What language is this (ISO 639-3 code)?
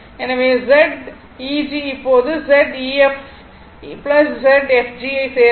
tam